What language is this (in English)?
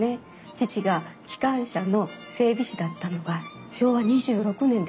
Japanese